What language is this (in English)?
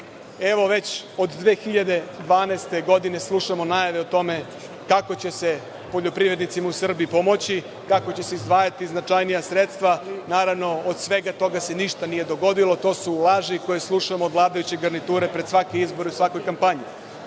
Serbian